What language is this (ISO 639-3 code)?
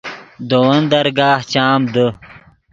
ydg